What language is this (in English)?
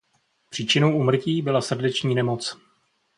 Czech